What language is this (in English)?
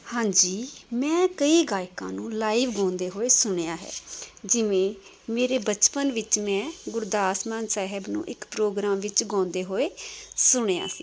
Punjabi